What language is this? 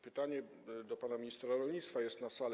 Polish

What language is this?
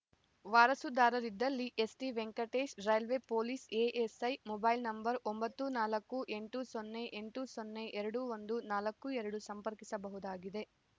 Kannada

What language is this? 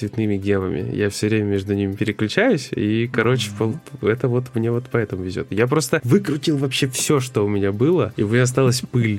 Russian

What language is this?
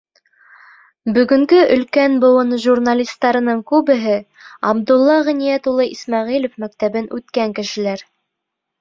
Bashkir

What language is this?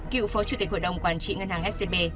Vietnamese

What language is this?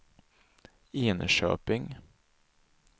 Swedish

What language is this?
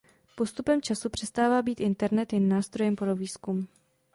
Czech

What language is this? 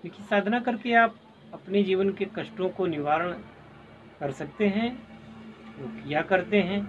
Hindi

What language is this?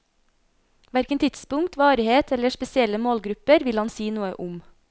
Norwegian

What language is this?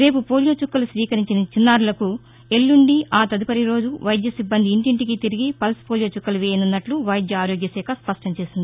Telugu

